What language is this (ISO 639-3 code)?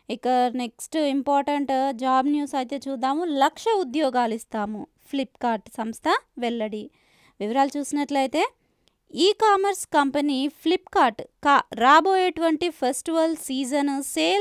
tel